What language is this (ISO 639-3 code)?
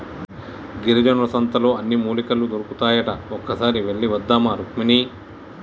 tel